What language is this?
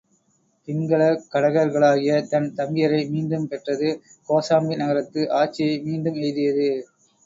Tamil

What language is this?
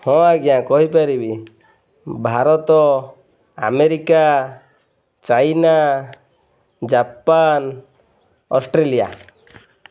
Odia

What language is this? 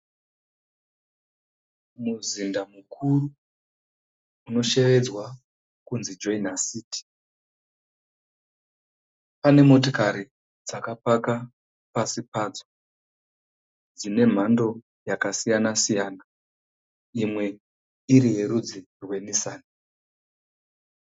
Shona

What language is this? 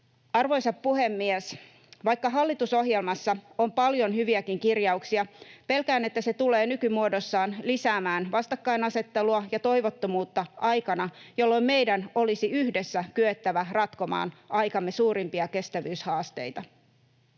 Finnish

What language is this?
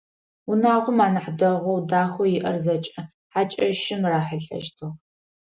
Adyghe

